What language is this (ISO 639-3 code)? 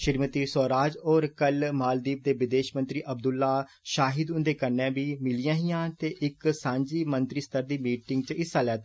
doi